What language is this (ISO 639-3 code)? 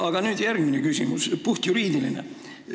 est